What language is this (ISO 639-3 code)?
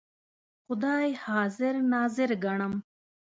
pus